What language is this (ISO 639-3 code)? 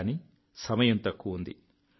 tel